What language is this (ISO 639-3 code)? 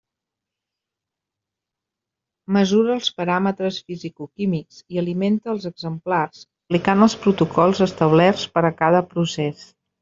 cat